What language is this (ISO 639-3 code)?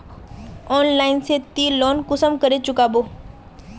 mag